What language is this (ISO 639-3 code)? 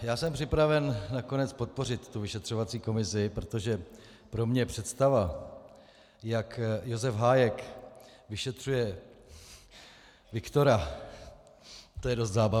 ces